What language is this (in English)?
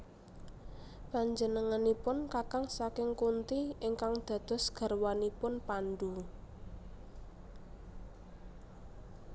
Javanese